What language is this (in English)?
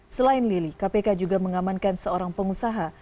Indonesian